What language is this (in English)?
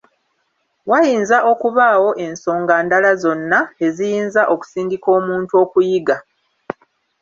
Ganda